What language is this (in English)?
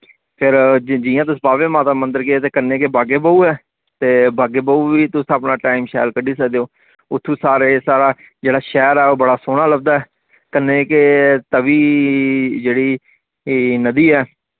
Dogri